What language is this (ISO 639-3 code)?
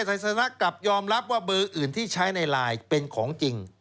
tha